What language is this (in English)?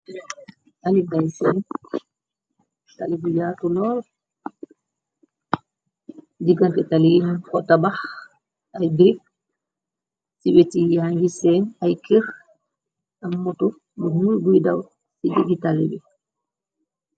Wolof